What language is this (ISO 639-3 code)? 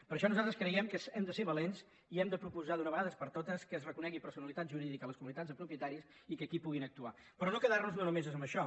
cat